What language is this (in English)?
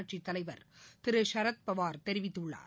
Tamil